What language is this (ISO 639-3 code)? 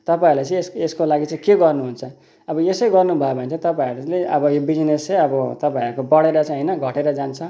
nep